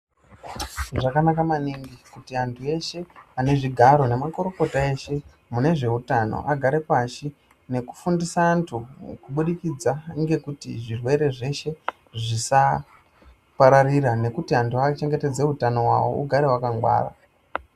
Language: Ndau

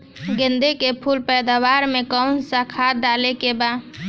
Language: Bhojpuri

